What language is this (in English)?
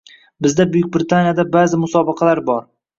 Uzbek